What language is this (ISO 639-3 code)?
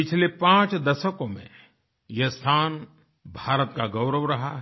hin